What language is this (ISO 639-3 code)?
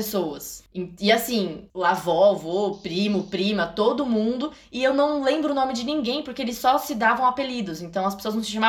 por